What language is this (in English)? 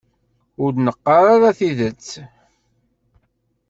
Kabyle